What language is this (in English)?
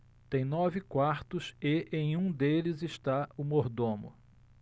Portuguese